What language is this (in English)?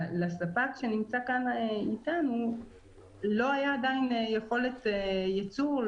Hebrew